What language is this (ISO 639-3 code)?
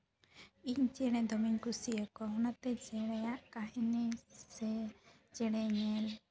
sat